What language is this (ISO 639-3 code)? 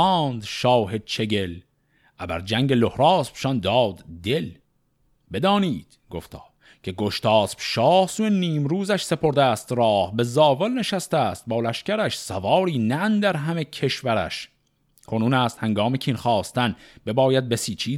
fas